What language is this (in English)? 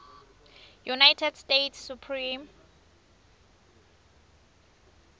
Swati